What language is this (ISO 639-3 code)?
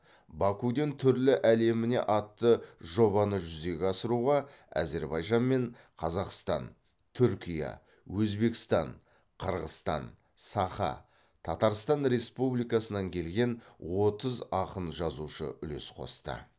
kaz